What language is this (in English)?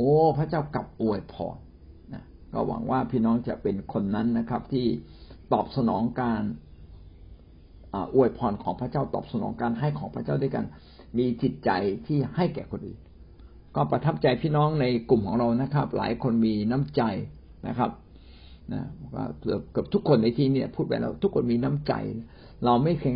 Thai